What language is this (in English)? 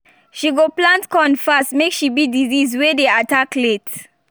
Nigerian Pidgin